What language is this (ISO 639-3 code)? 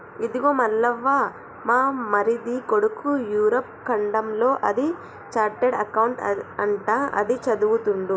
tel